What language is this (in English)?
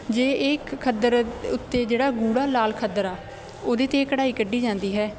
Punjabi